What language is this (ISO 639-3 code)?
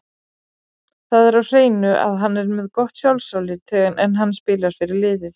isl